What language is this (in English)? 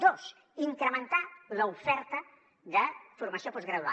Catalan